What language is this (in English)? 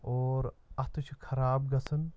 Kashmiri